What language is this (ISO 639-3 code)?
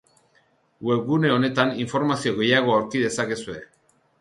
eus